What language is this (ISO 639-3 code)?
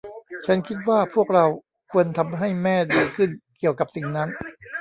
tha